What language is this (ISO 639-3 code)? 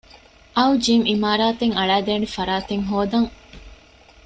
div